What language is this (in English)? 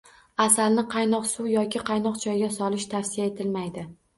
Uzbek